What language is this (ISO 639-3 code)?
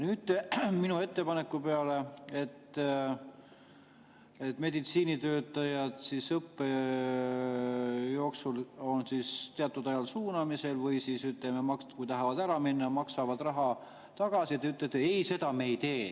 est